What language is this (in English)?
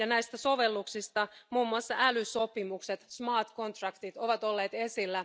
Finnish